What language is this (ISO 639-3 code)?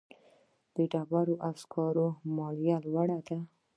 pus